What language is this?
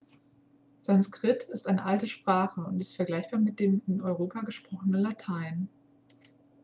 German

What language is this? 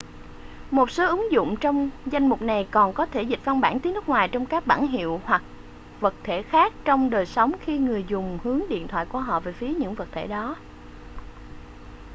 Vietnamese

